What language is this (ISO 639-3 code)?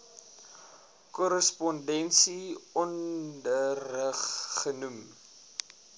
afr